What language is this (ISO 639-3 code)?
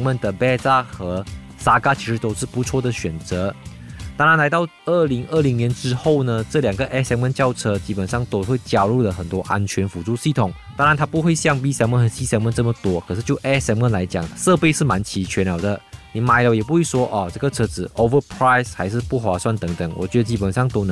zho